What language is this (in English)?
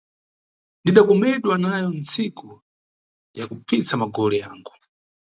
Nyungwe